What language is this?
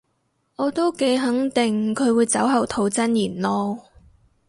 Cantonese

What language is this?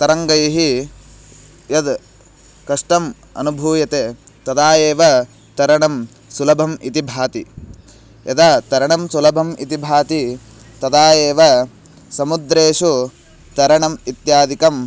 Sanskrit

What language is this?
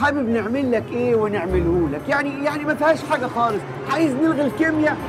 Arabic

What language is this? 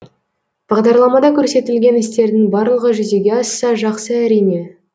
Kazakh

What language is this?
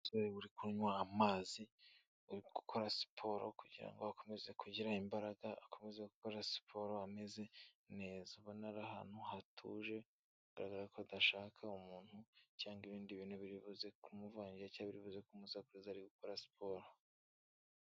Kinyarwanda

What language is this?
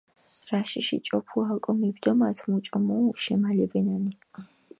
Mingrelian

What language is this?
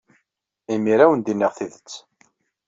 Kabyle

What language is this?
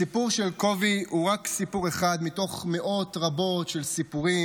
Hebrew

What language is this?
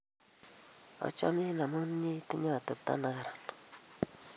Kalenjin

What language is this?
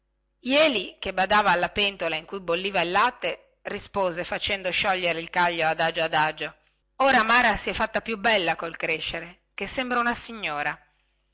Italian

